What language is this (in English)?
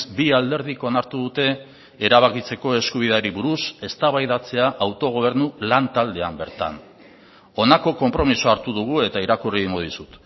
Basque